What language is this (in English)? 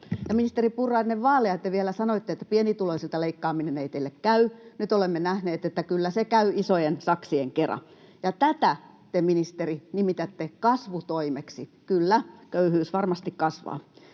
Finnish